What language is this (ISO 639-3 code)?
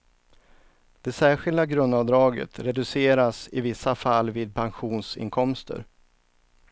swe